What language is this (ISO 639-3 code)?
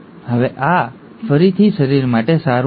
guj